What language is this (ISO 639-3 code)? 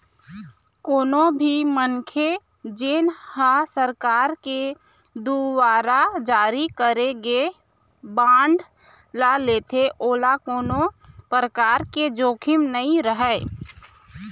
hne